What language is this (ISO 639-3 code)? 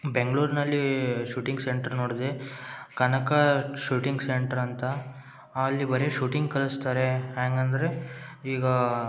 kan